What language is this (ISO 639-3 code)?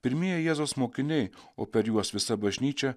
lit